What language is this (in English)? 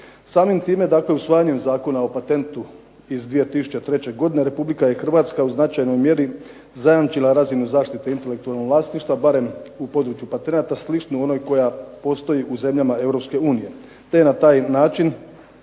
Croatian